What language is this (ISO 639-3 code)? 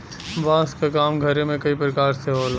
bho